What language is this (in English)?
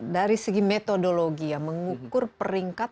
Indonesian